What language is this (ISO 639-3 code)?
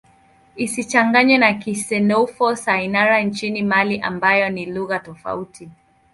swa